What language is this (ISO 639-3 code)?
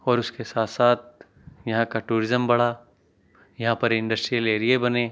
urd